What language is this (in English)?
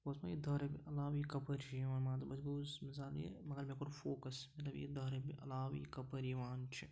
Kashmiri